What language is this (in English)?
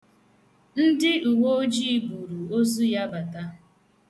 Igbo